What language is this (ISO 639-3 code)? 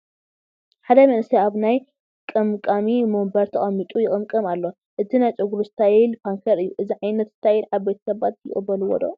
tir